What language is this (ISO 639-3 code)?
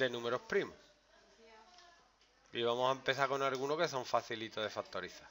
spa